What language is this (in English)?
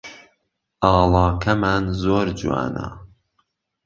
Central Kurdish